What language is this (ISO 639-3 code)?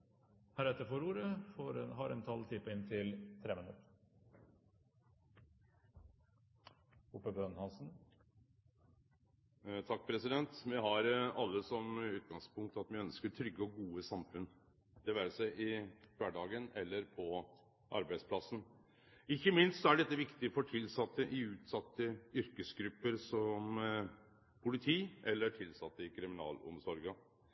nor